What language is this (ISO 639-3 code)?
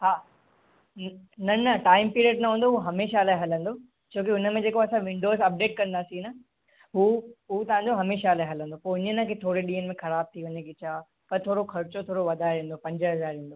snd